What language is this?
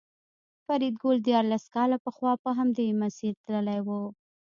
Pashto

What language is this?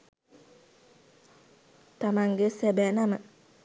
Sinhala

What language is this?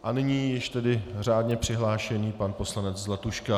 Czech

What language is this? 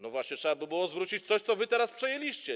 Polish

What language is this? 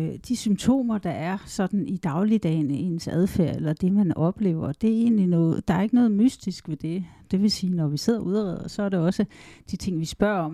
Danish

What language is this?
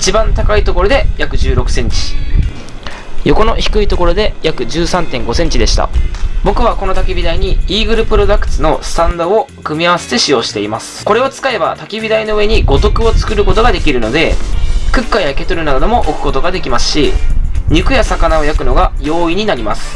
Japanese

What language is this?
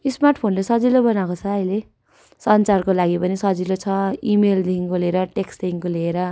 Nepali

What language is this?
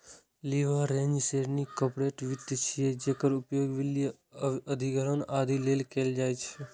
Maithili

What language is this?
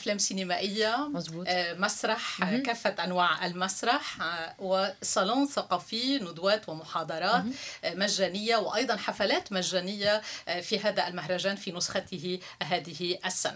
Arabic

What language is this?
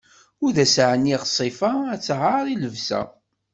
Kabyle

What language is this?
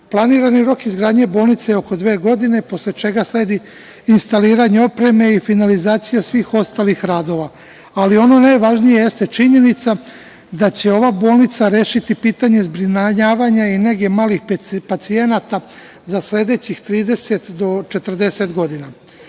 Serbian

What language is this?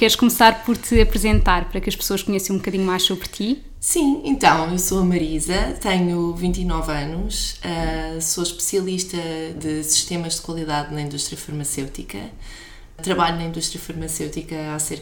Portuguese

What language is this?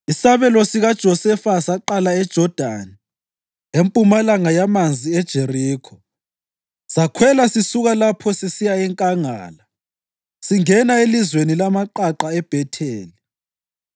North Ndebele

